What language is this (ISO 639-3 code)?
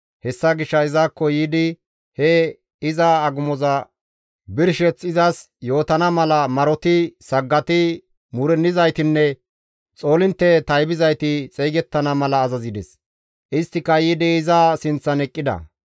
gmv